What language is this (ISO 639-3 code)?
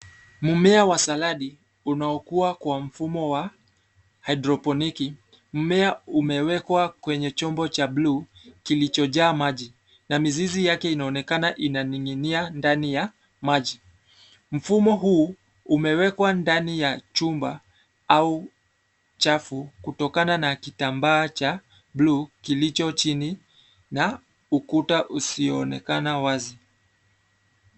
swa